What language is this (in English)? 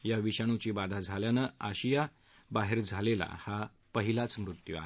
Marathi